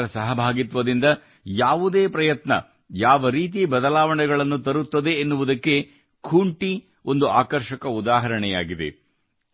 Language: Kannada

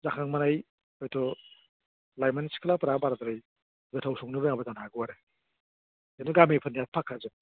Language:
Bodo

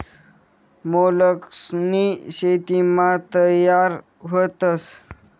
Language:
Marathi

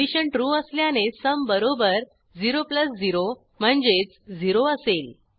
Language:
Marathi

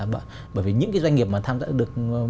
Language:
Vietnamese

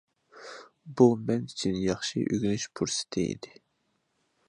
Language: Uyghur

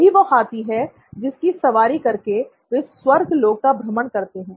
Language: Hindi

